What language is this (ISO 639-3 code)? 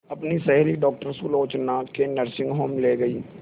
hin